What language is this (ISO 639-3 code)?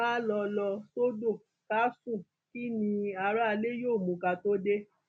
yor